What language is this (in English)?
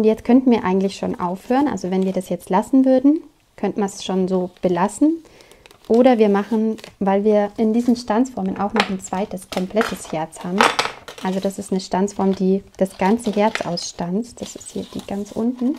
German